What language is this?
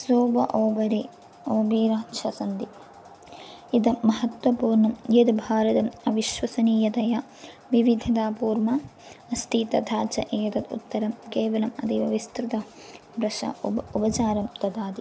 Sanskrit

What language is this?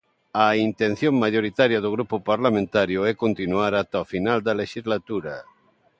Galician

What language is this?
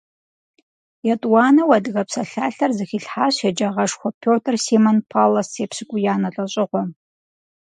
Kabardian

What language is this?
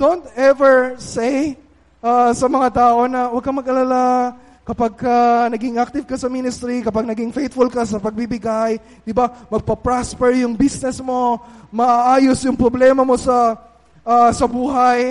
Filipino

